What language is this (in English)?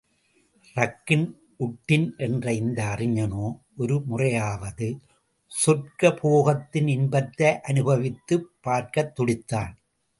Tamil